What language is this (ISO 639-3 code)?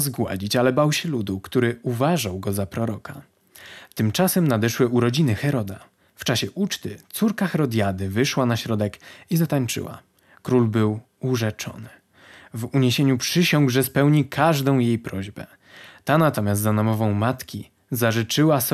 pol